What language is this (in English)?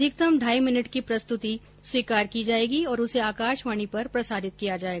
Hindi